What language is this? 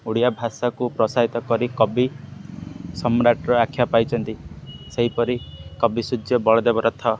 Odia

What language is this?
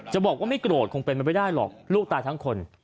Thai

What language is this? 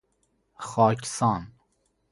Persian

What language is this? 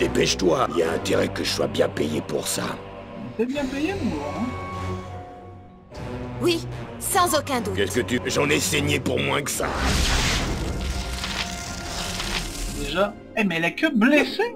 French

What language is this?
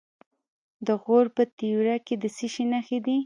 Pashto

